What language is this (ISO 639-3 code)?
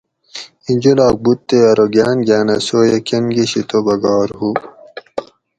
gwc